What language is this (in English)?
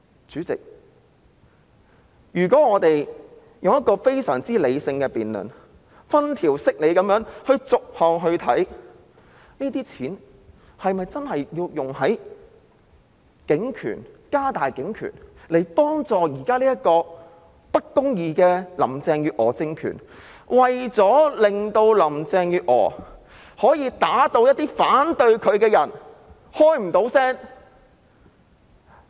Cantonese